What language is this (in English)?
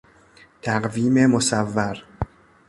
Persian